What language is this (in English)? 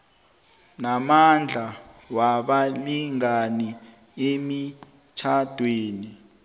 South Ndebele